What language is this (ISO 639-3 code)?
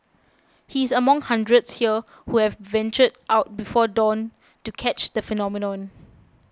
eng